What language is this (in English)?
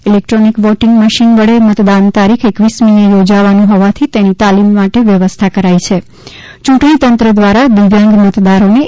Gujarati